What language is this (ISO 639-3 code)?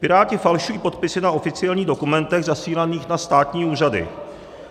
ces